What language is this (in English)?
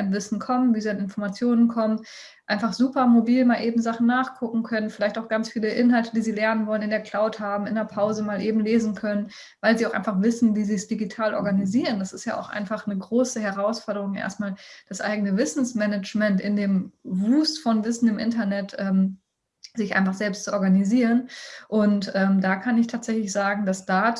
German